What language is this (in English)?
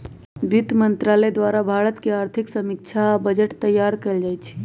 Magahi